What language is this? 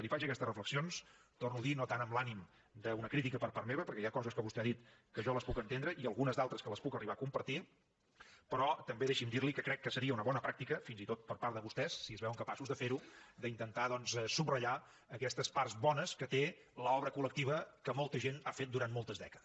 Catalan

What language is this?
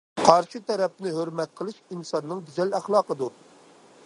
Uyghur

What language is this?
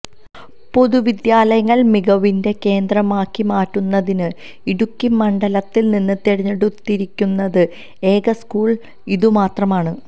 Malayalam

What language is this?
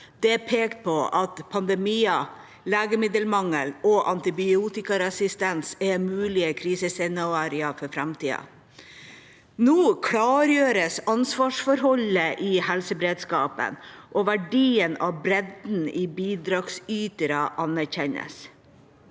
Norwegian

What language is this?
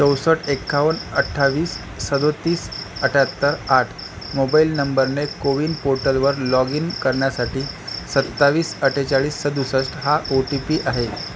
Marathi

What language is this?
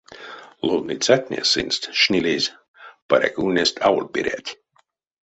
Erzya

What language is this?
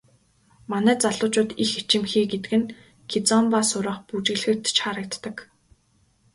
Mongolian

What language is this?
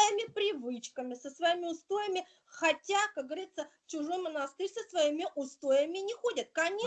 Russian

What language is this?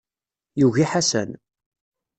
Kabyle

